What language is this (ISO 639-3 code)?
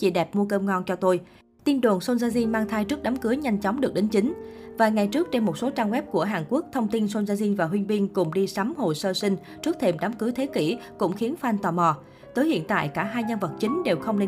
vie